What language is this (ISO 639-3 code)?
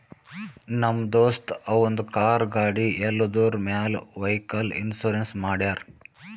kan